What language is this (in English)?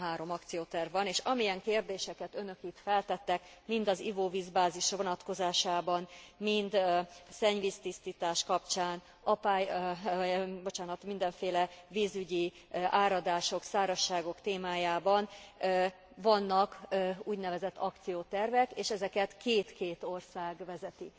Hungarian